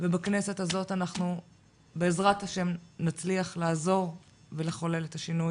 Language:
Hebrew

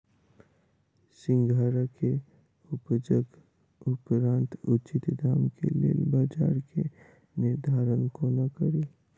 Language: Maithili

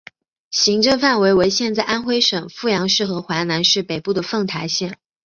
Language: Chinese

